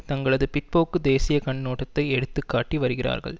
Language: Tamil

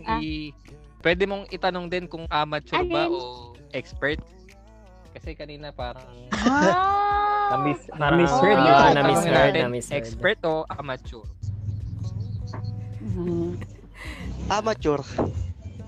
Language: Filipino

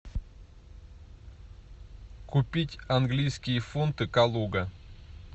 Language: Russian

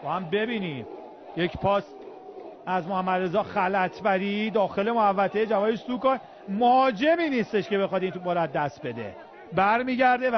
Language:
Persian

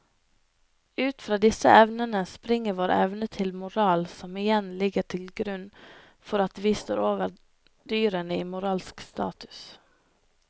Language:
Norwegian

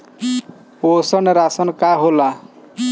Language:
Bhojpuri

